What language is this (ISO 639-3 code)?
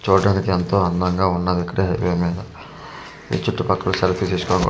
tel